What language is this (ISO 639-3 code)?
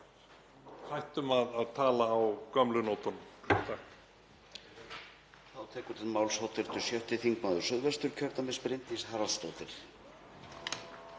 isl